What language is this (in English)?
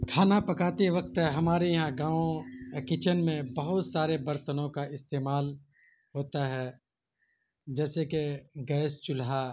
Urdu